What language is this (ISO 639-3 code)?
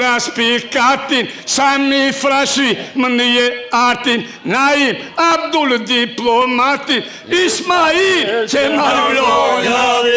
sqi